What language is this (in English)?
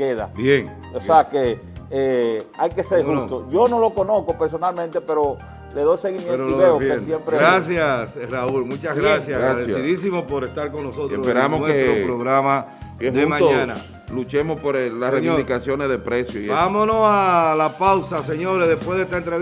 Spanish